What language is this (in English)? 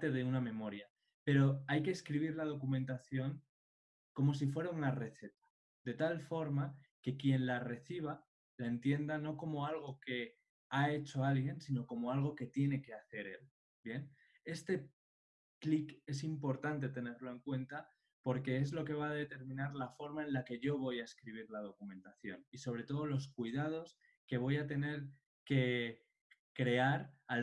Spanish